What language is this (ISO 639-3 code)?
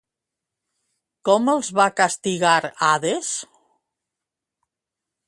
cat